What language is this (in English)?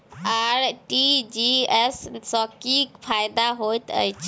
Maithili